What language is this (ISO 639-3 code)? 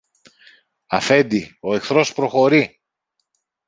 ell